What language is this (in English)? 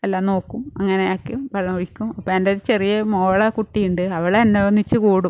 Malayalam